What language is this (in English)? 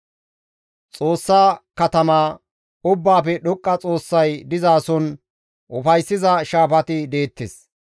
Gamo